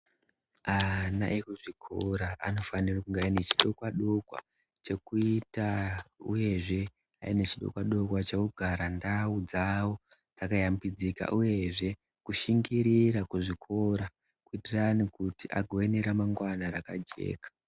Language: Ndau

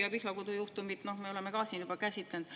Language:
Estonian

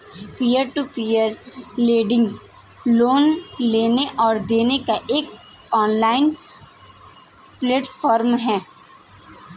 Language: Hindi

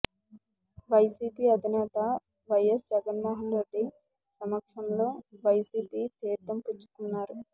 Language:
Telugu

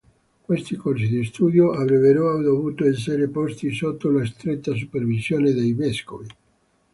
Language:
Italian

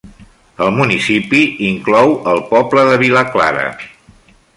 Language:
Catalan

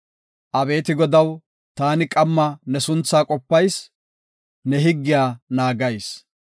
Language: Gofa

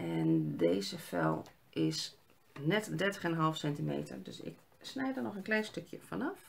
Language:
Dutch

